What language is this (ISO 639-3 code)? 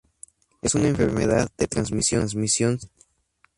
spa